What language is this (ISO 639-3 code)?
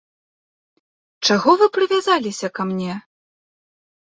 bel